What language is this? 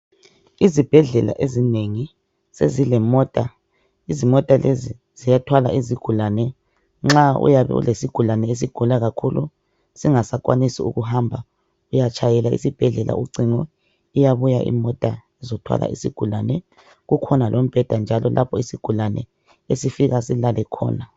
North Ndebele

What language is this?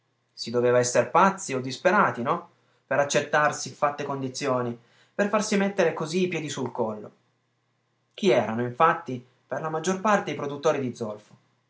Italian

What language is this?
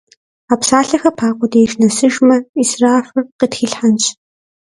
Kabardian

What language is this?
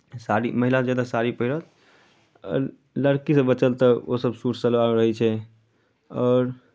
Maithili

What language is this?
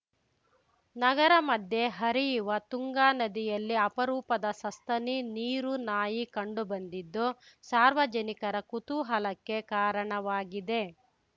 Kannada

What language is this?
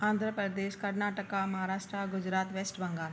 Sindhi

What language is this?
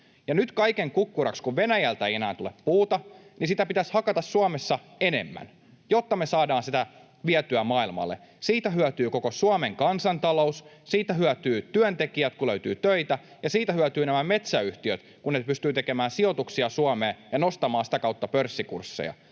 Finnish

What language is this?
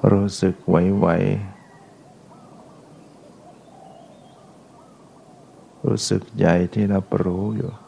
Thai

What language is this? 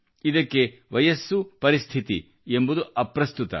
Kannada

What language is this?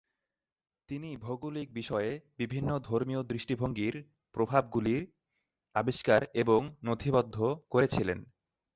Bangla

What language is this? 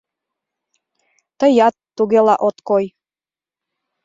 Mari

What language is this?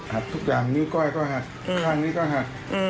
Thai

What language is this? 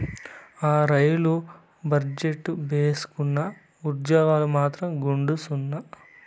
Telugu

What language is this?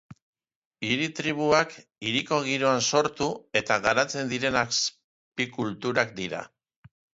Basque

